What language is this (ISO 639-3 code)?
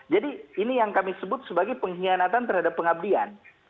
ind